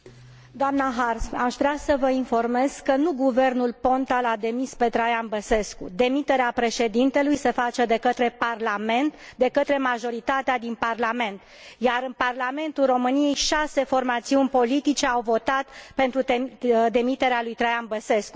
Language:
Romanian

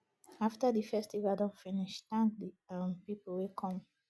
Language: Nigerian Pidgin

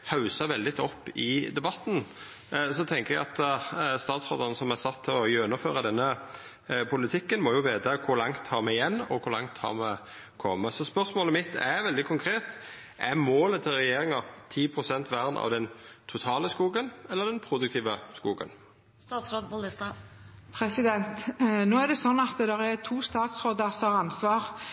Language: Norwegian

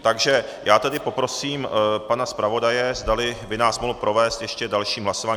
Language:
Czech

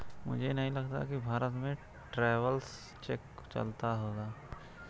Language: Hindi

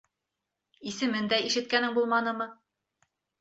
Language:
Bashkir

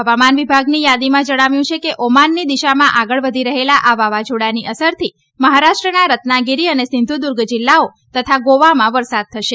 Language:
Gujarati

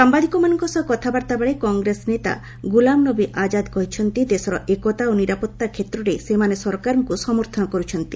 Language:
Odia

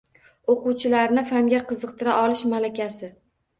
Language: Uzbek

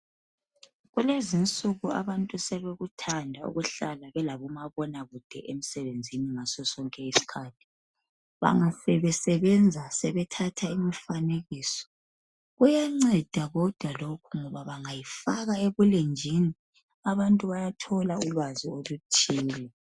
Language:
North Ndebele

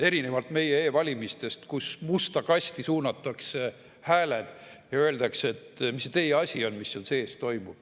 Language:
Estonian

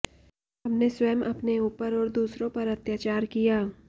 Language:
Hindi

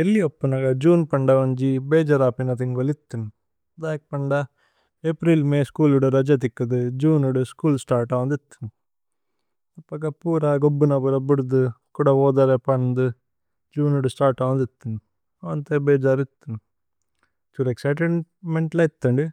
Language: Tulu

